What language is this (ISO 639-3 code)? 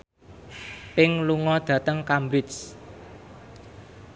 jav